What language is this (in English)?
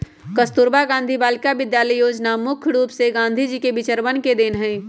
Magahi